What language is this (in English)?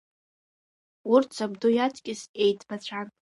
Abkhazian